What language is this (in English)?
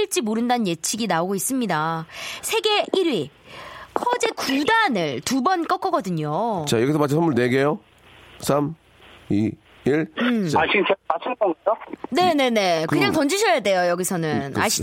Korean